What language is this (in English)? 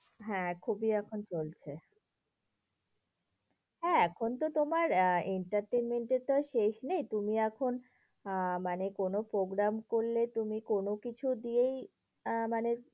Bangla